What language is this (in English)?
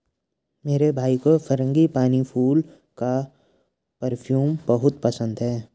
Hindi